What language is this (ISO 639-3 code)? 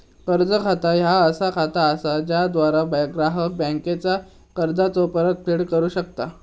mar